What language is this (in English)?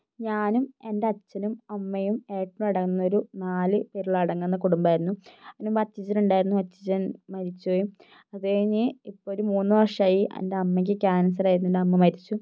Malayalam